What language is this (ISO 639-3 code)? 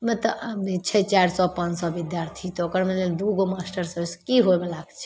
mai